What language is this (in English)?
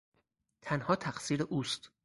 Persian